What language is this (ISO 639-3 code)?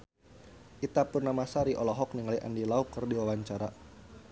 sun